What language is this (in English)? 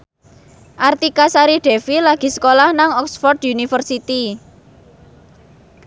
Javanese